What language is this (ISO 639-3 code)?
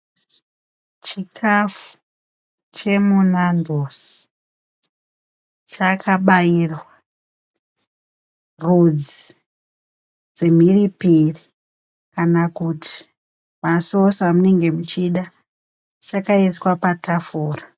sna